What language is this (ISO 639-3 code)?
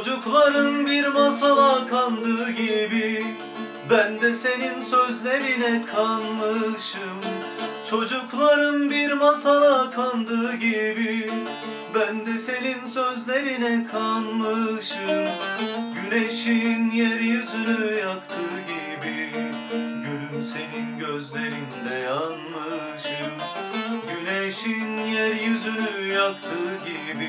tur